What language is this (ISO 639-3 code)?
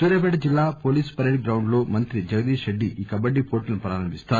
tel